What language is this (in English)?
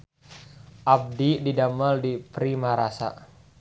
Sundanese